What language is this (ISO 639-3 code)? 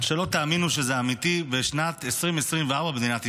heb